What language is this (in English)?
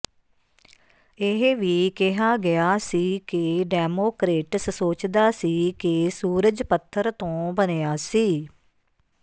Punjabi